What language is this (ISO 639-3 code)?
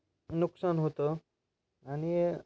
mar